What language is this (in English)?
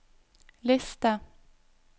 Norwegian